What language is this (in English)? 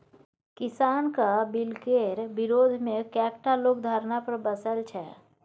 Maithili